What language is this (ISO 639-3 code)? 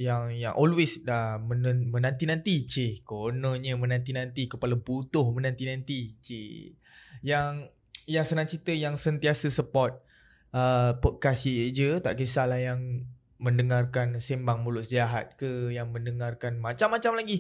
msa